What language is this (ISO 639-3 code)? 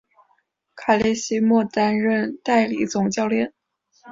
zho